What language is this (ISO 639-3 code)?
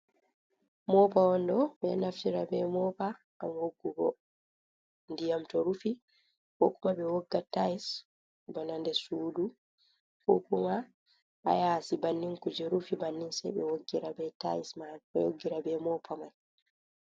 ful